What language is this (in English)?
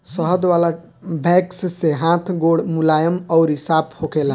Bhojpuri